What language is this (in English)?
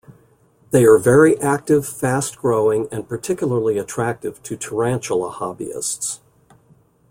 English